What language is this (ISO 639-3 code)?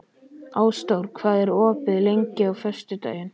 isl